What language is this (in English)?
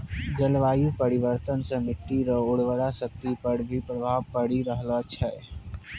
Maithili